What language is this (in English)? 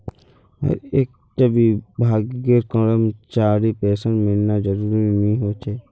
Magahi